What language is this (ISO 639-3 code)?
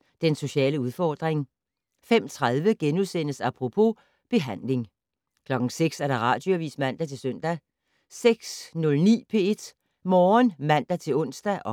dan